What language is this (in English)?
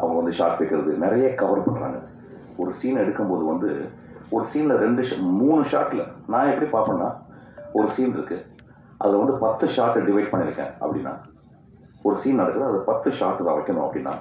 Tamil